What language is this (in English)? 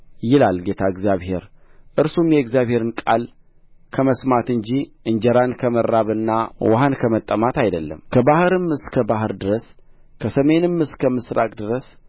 Amharic